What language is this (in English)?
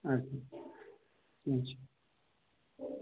Kashmiri